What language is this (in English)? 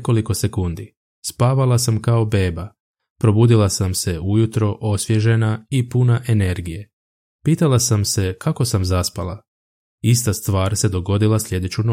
Croatian